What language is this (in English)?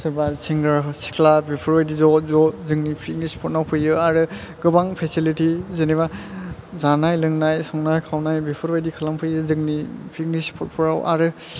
Bodo